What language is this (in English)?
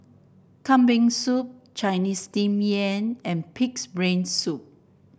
English